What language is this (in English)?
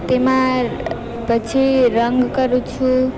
Gujarati